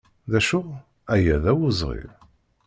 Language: Kabyle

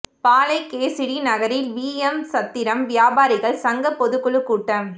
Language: Tamil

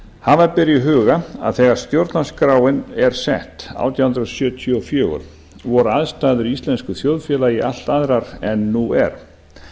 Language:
Icelandic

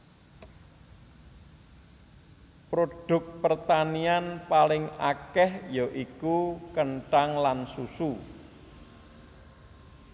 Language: Javanese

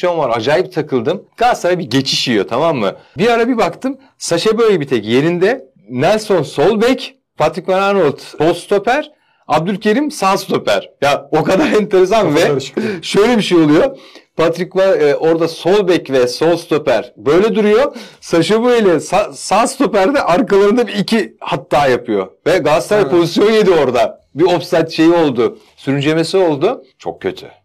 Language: Turkish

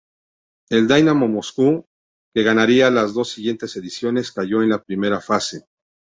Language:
Spanish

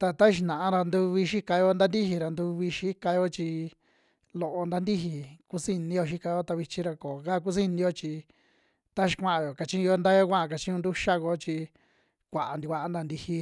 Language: Western Juxtlahuaca Mixtec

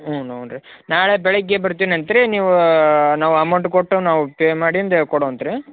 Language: Kannada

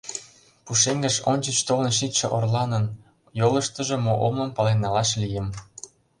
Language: Mari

